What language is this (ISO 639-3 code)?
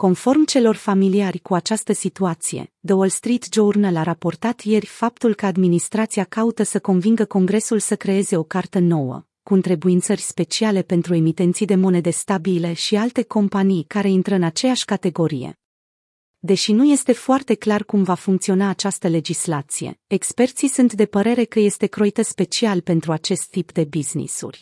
ron